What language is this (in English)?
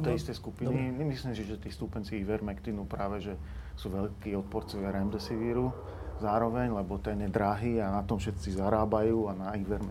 Slovak